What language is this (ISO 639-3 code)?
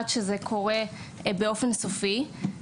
heb